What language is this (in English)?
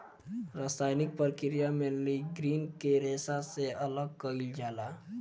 Bhojpuri